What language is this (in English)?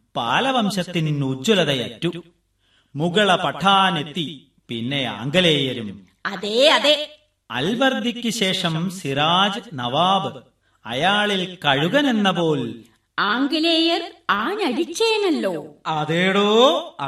Malayalam